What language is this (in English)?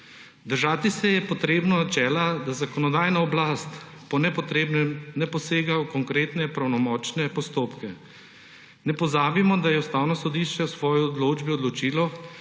Slovenian